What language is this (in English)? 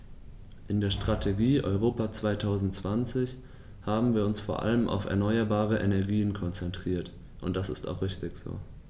German